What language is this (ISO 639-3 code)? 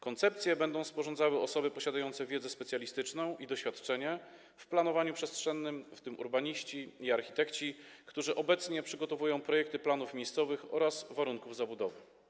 pol